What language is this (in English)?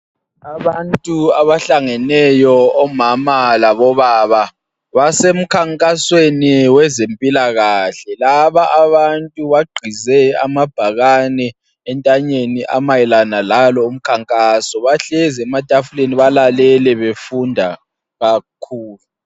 North Ndebele